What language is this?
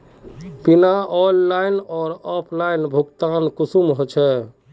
Magahi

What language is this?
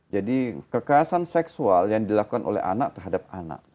Indonesian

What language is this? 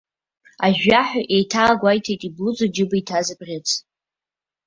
Abkhazian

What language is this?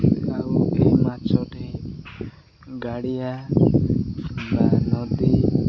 Odia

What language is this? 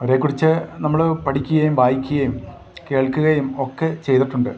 Malayalam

